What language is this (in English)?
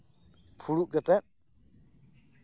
Santali